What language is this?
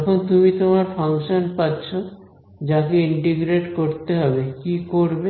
Bangla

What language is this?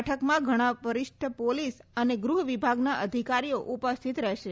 Gujarati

